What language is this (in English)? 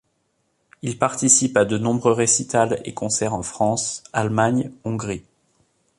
French